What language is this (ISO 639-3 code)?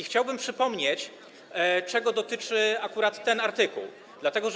pol